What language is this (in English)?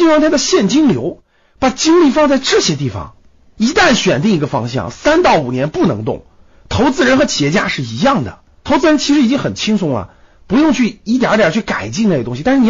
Chinese